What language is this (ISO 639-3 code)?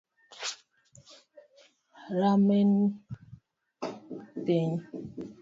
luo